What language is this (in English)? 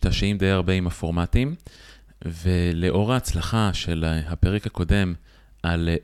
Hebrew